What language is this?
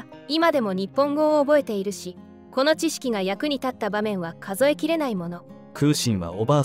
Japanese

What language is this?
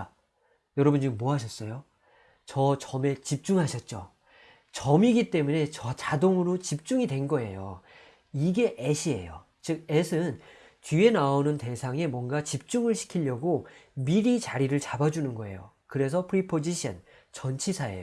Korean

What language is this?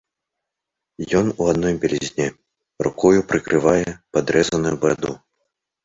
Belarusian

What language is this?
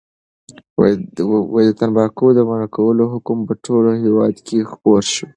Pashto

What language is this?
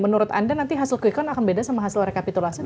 Indonesian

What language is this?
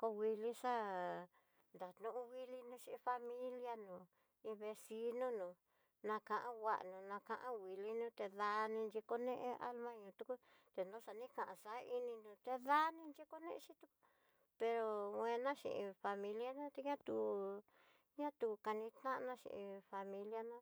Tidaá Mixtec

